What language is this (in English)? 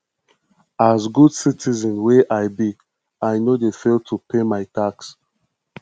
Nigerian Pidgin